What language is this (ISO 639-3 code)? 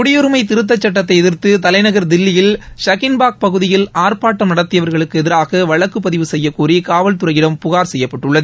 tam